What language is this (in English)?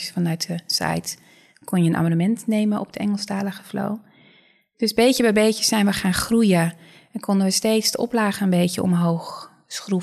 Dutch